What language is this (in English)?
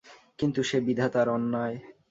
Bangla